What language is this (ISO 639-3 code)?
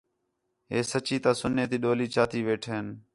xhe